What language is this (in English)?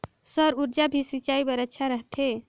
Chhattisgarhi